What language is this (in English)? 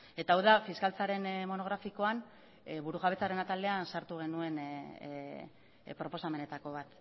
Basque